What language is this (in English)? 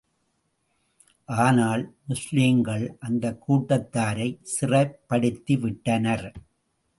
Tamil